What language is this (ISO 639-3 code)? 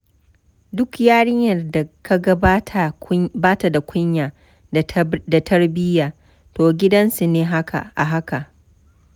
hau